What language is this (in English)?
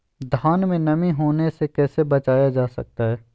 Magahi